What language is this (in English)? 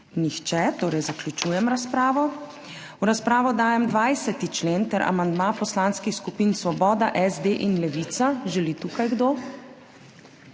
Slovenian